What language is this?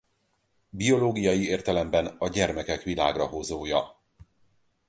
Hungarian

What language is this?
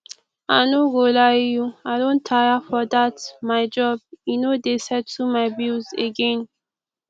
Nigerian Pidgin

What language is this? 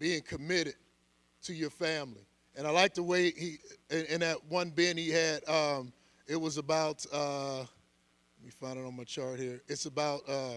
English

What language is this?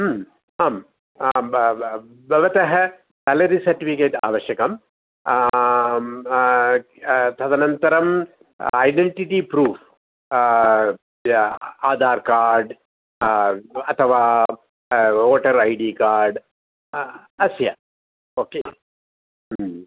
Sanskrit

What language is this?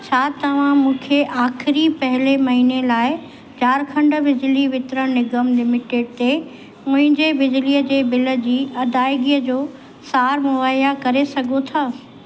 Sindhi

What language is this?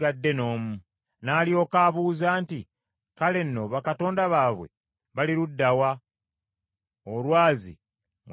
Ganda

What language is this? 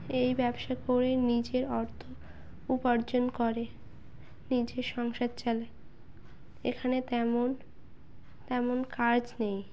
Bangla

